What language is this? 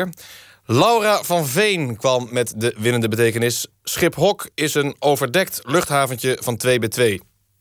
Dutch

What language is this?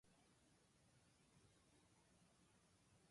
Japanese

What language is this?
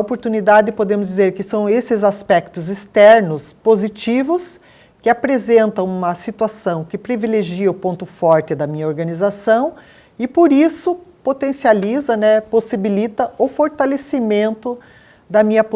Portuguese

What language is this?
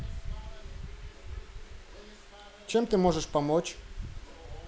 Russian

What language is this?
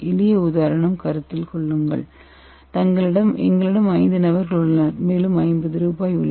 Tamil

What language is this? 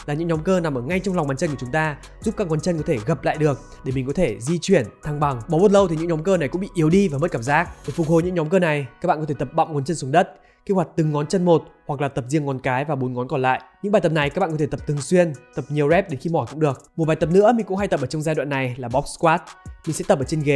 Vietnamese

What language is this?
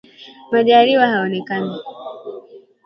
Swahili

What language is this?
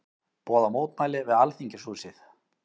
Icelandic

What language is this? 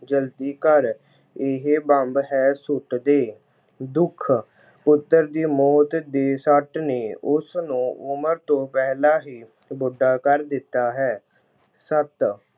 Punjabi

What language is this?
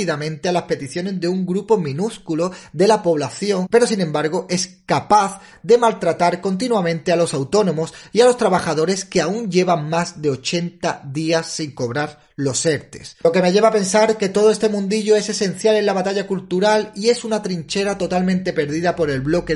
Spanish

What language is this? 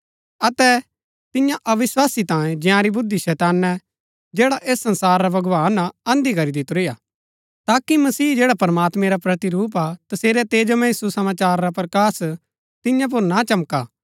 Gaddi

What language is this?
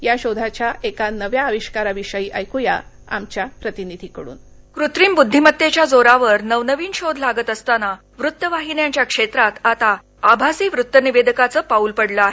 Marathi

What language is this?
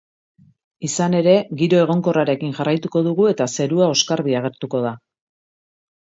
Basque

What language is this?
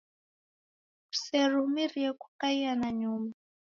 Taita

